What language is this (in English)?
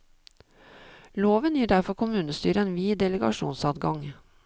Norwegian